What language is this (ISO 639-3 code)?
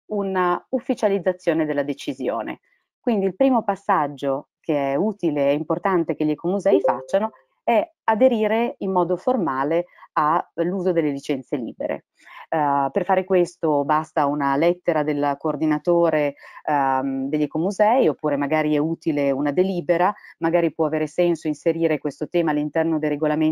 ita